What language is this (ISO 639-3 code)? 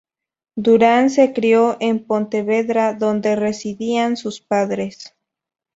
spa